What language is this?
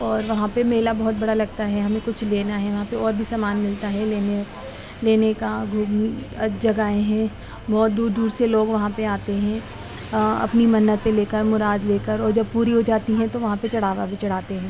Urdu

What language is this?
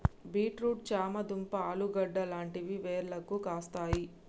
Telugu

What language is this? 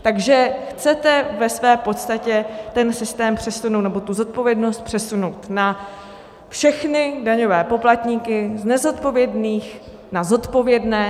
Czech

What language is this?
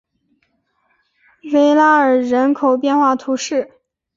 Chinese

